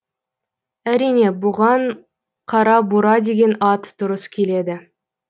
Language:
Kazakh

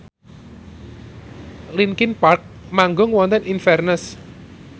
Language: Javanese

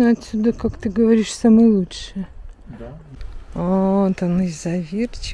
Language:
Russian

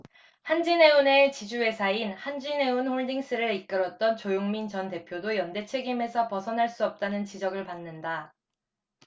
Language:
Korean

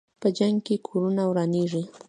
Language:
Pashto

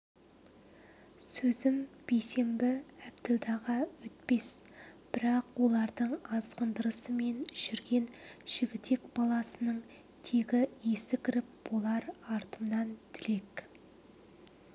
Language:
Kazakh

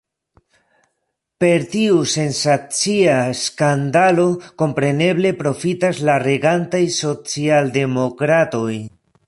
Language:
Esperanto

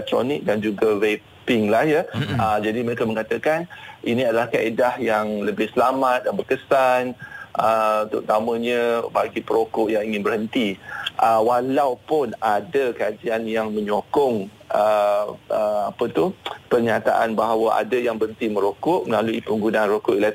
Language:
Malay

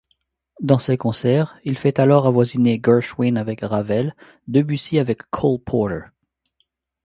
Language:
French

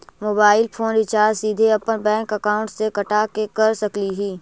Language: Magahi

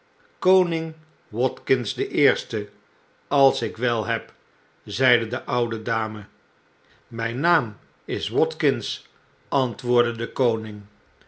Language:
Dutch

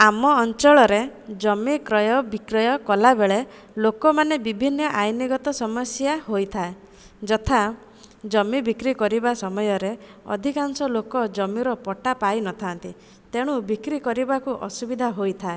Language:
Odia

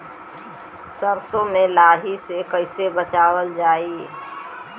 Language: Bhojpuri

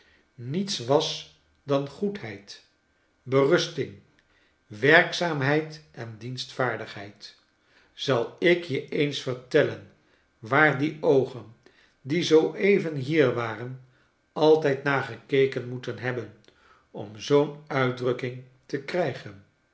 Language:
Dutch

